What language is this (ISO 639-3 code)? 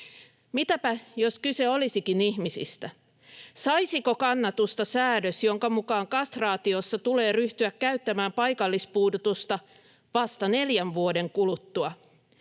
fin